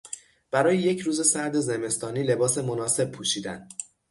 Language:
Persian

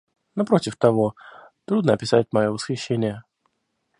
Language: Russian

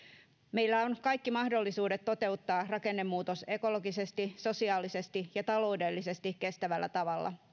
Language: Finnish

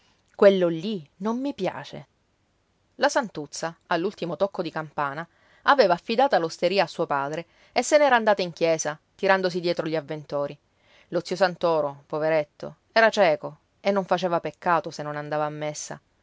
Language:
Italian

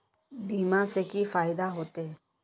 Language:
Magahi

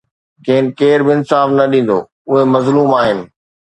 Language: Sindhi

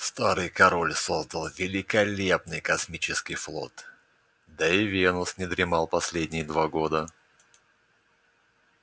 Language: Russian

